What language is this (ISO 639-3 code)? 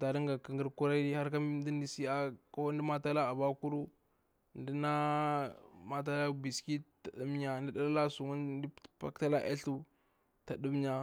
bwr